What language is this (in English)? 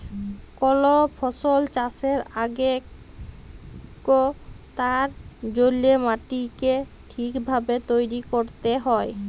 Bangla